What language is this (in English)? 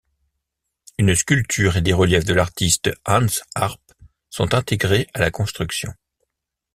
French